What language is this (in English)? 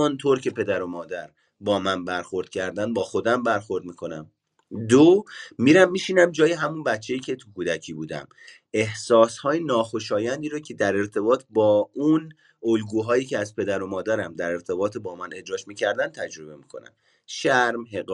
Persian